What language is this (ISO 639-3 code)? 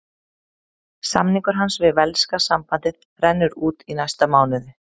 isl